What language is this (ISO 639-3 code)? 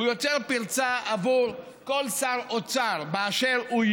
heb